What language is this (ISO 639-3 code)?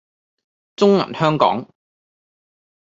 yue